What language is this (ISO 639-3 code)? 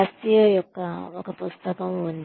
tel